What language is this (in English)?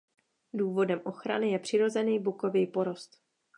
Czech